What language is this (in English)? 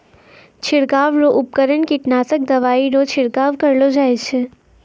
Maithili